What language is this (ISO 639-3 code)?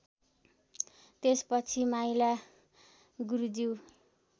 nep